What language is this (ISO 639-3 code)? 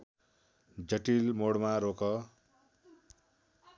nep